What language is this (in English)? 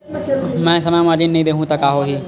Chhattisgarhi